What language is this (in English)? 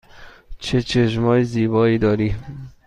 Persian